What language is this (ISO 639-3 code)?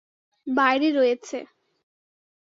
ben